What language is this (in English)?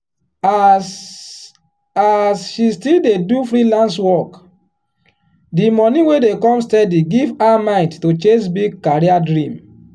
Nigerian Pidgin